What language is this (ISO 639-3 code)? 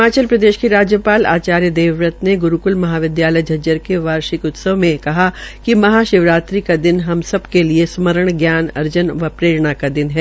hin